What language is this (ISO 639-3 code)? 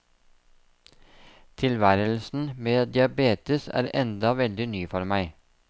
nor